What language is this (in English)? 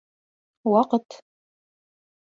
Bashkir